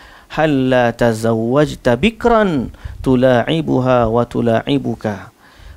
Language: Malay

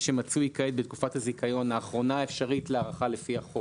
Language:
Hebrew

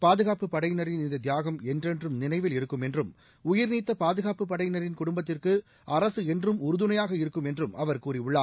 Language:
Tamil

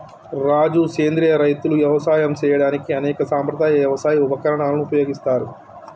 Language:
Telugu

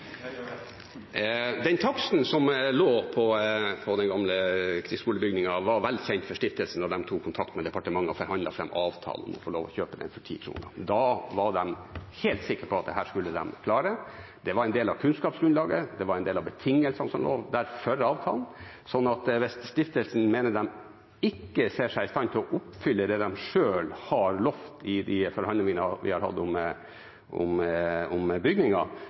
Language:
Norwegian Bokmål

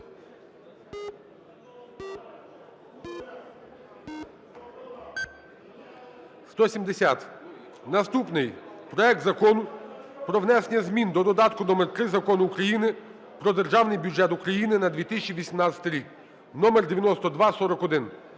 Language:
Ukrainian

